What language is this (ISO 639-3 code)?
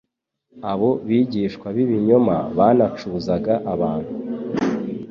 kin